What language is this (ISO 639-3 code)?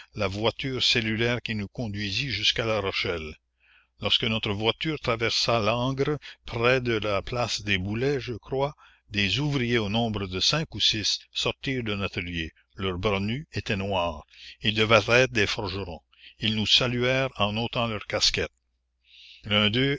fra